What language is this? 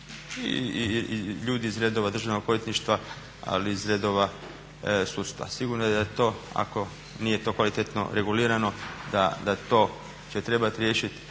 Croatian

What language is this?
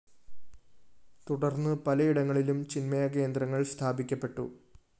Malayalam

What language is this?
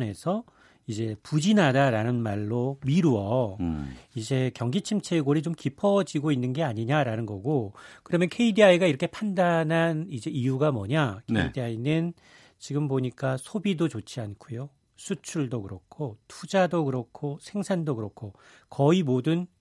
Korean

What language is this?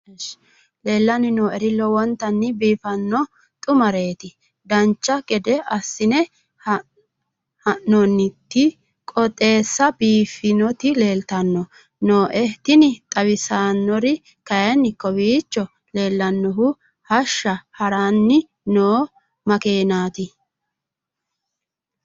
Sidamo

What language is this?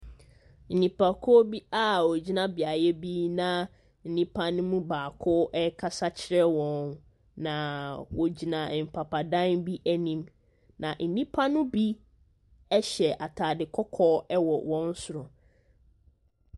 Akan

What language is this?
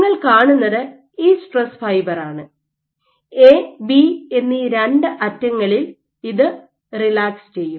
Malayalam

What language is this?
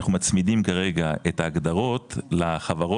Hebrew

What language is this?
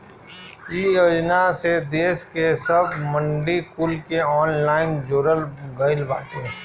Bhojpuri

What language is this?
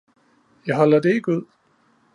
Danish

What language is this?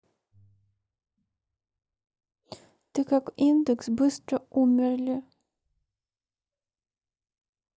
Russian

